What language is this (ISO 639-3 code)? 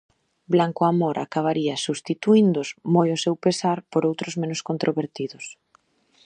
glg